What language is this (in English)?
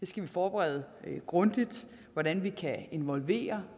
Danish